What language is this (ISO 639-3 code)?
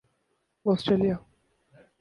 urd